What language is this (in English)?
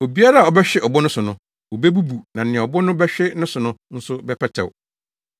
Akan